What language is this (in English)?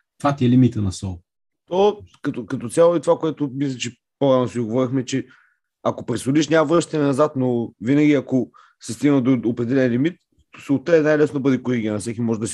Bulgarian